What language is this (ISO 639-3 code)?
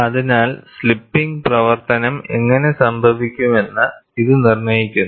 mal